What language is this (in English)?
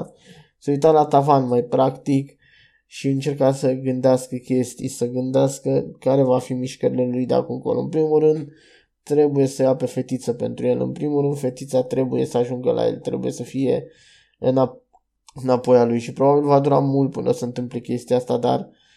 Romanian